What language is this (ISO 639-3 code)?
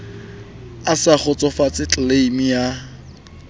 sot